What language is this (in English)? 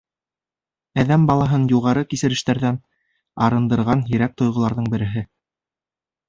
Bashkir